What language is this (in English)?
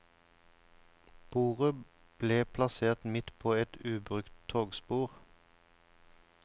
Norwegian